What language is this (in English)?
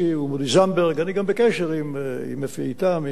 Hebrew